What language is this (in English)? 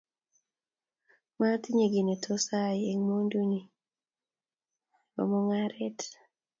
Kalenjin